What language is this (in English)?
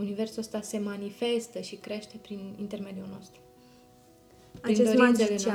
Romanian